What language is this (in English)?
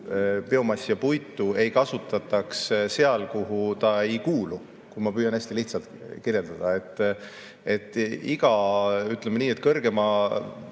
Estonian